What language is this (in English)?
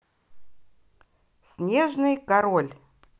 Russian